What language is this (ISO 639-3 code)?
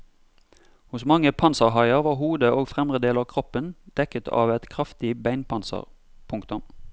nor